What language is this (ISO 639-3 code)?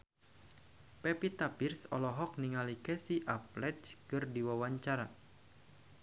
sun